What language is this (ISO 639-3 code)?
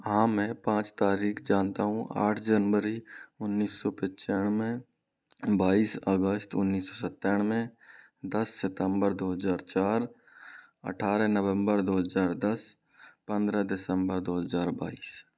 hin